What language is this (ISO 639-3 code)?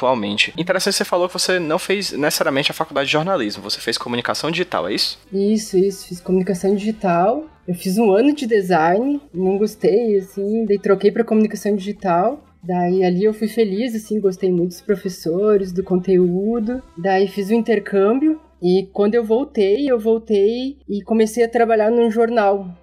por